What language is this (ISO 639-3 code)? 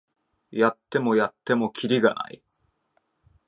jpn